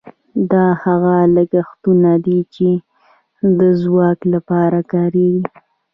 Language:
Pashto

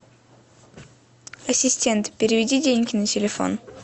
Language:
Russian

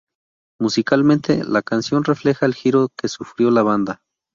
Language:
Spanish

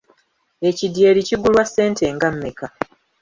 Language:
Ganda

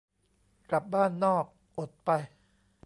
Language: Thai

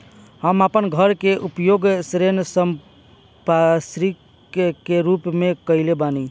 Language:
Bhojpuri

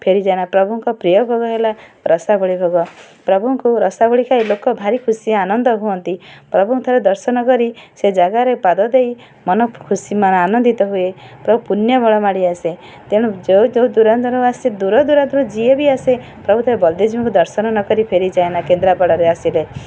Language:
Odia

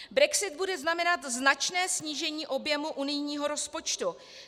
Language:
Czech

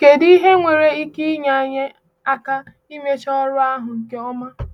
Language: Igbo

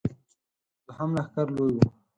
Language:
Pashto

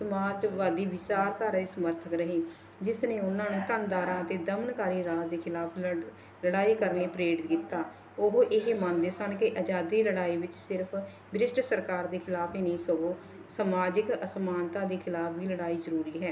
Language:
Punjabi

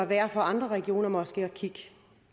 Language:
Danish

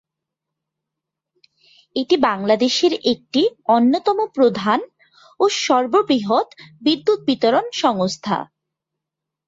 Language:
Bangla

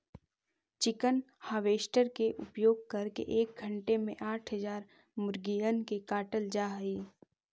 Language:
Magahi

